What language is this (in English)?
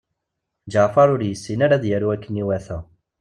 Kabyle